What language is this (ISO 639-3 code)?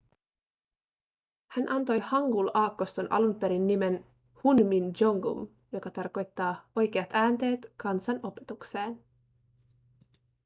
fin